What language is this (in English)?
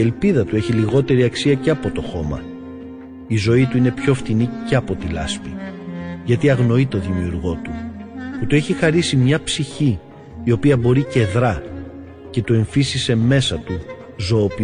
Greek